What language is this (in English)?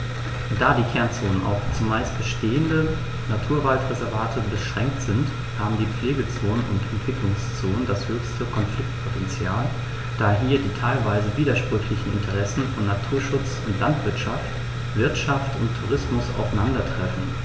German